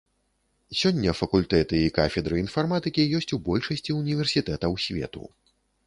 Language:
Belarusian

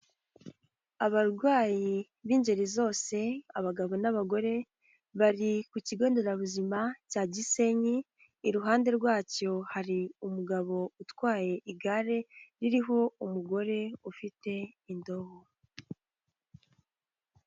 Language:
Kinyarwanda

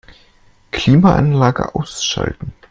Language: German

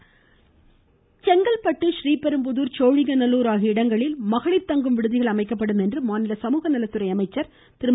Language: Tamil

